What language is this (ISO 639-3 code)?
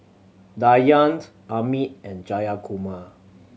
eng